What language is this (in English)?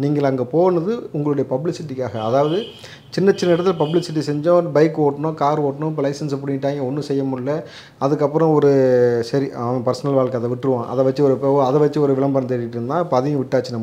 Korean